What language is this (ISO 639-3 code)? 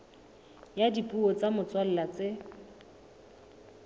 sot